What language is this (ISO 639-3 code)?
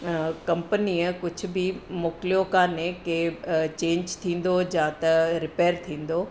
snd